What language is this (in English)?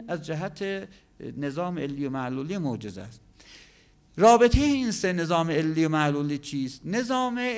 Persian